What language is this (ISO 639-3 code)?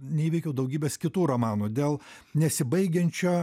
lit